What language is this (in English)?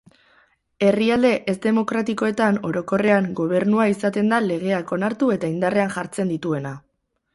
Basque